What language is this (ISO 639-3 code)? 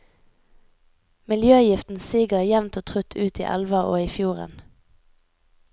nor